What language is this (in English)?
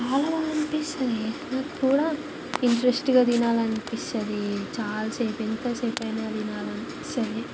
Telugu